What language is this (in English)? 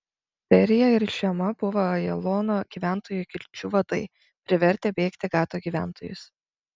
Lithuanian